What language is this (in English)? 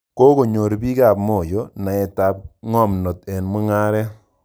Kalenjin